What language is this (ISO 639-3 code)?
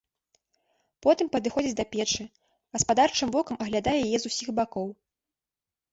bel